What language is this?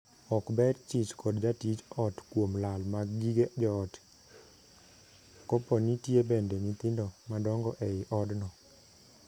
Luo (Kenya and Tanzania)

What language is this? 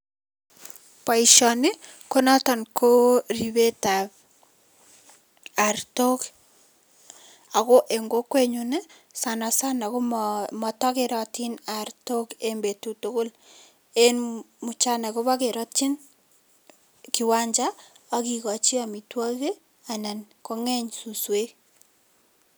Kalenjin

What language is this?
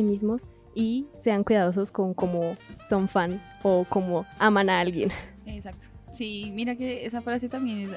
Spanish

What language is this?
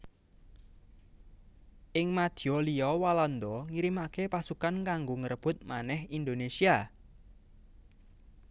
Javanese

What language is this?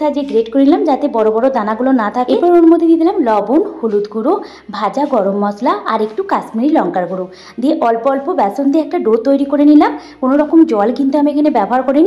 Bangla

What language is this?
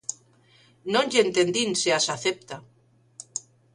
Galician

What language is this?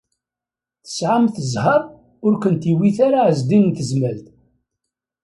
Kabyle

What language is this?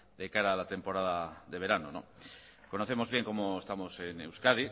Spanish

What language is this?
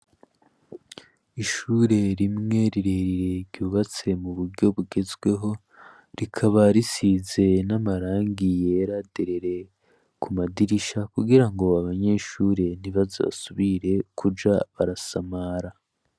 Rundi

